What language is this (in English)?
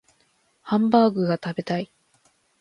Japanese